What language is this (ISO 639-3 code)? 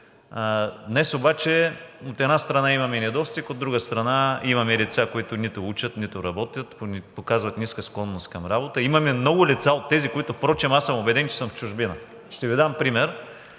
bul